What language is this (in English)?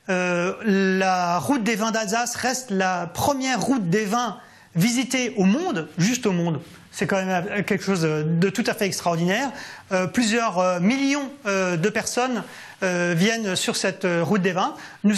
French